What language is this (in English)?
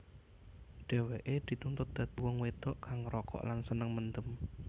Javanese